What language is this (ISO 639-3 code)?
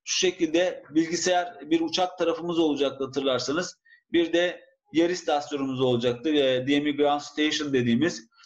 tur